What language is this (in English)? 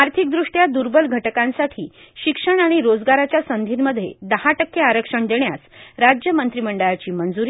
Marathi